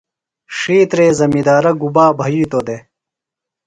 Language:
Phalura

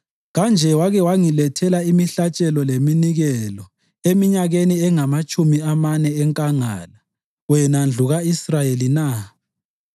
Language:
North Ndebele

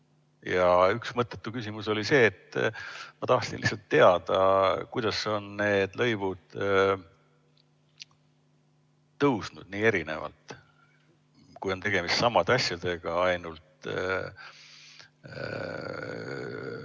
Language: Estonian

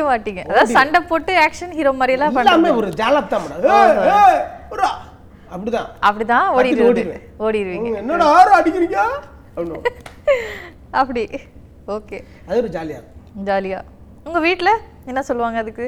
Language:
Tamil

